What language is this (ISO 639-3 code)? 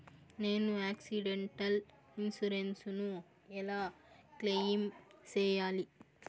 tel